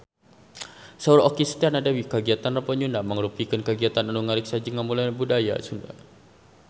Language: Sundanese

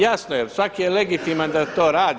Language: Croatian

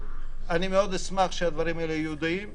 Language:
Hebrew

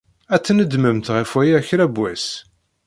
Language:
Kabyle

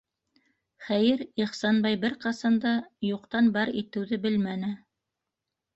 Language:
Bashkir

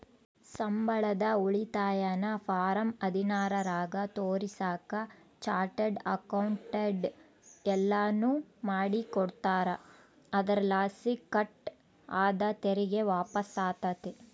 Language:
Kannada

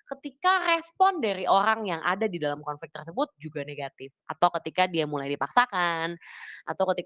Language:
Indonesian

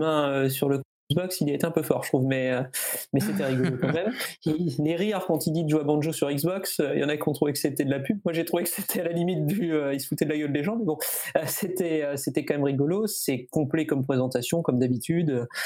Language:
French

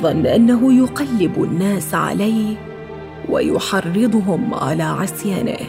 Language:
Arabic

